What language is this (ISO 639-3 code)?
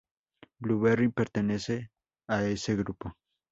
spa